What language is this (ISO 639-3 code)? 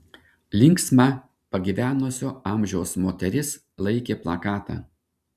lit